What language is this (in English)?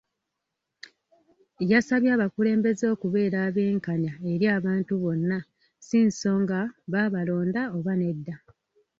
Ganda